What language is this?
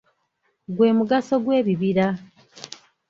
Ganda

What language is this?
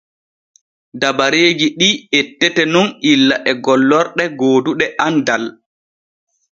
Borgu Fulfulde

